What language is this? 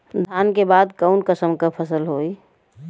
Bhojpuri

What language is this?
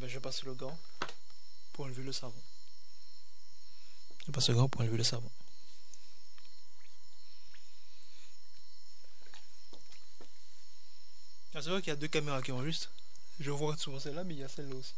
French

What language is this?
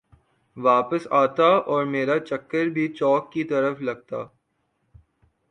Urdu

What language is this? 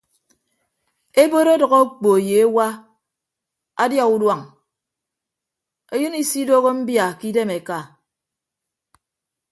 Ibibio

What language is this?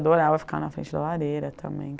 Portuguese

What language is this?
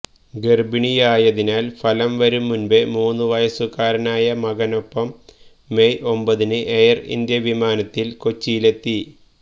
Malayalam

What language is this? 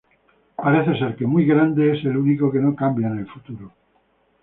Spanish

